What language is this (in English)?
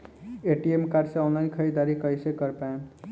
Bhojpuri